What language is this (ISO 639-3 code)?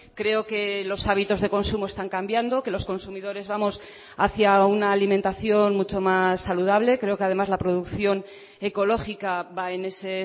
spa